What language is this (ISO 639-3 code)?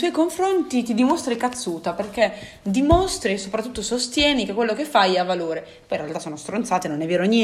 ita